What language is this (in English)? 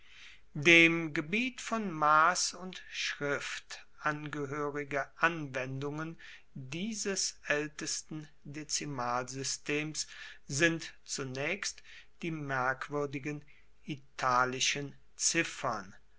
German